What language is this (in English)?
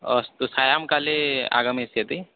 Sanskrit